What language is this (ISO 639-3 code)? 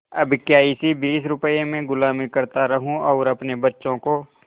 hin